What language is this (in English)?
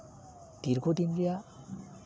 Santali